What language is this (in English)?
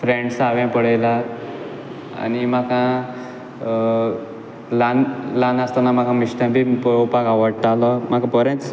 Konkani